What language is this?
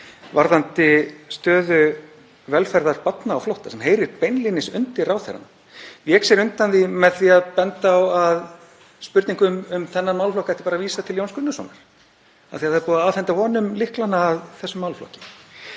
Icelandic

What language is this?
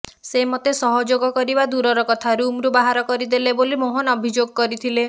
Odia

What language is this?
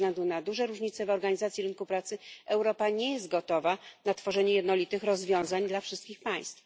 Polish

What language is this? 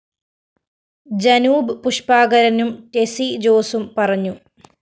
Malayalam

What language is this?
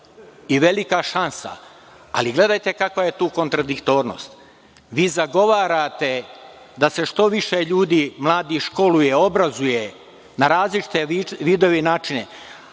Serbian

